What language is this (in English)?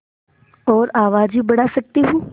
Hindi